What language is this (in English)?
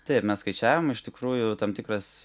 Lithuanian